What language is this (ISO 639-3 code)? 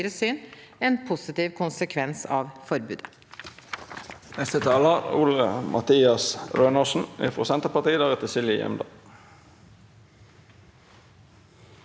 nor